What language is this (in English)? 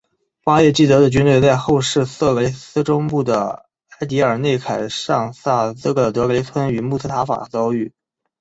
Chinese